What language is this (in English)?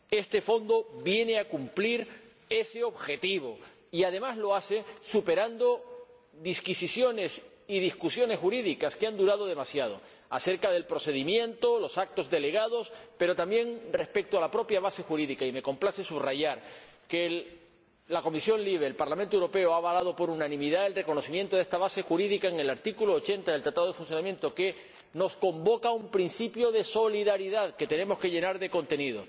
Spanish